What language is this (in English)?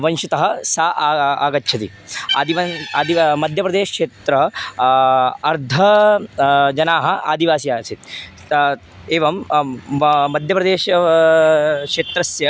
Sanskrit